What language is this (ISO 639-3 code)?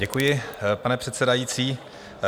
ces